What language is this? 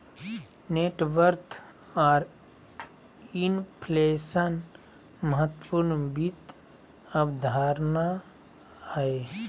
Magahi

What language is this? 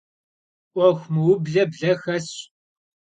Kabardian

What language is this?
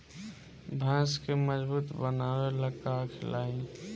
Bhojpuri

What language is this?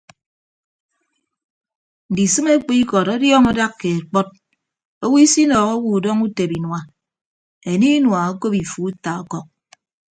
Ibibio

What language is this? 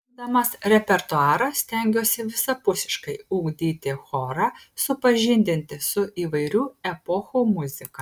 Lithuanian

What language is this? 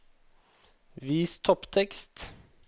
Norwegian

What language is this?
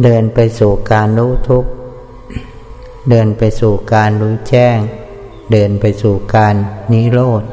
Thai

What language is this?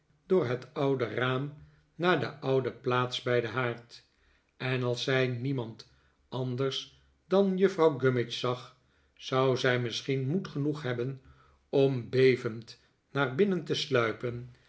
Dutch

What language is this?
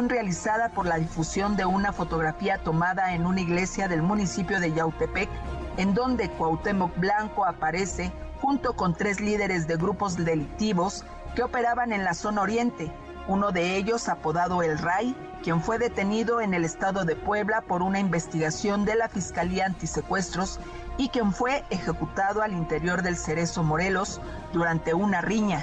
Spanish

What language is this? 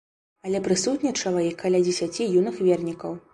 Belarusian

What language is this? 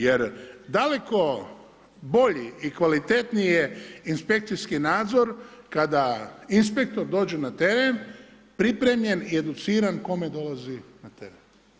Croatian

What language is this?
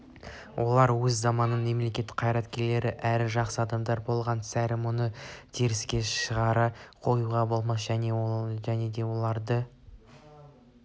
Kazakh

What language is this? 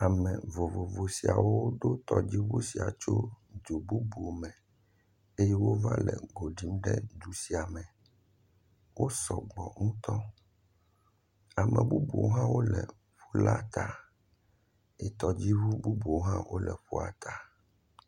Ewe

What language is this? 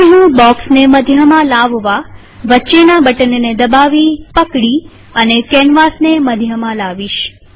Gujarati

